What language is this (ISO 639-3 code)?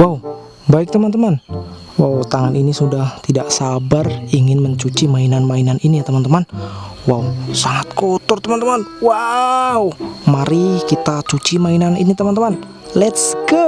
ind